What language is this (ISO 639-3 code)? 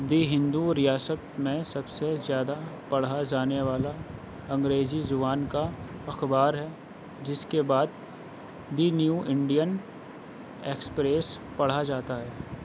urd